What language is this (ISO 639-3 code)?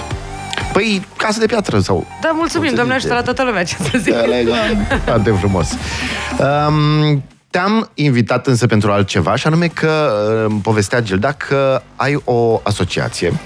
ron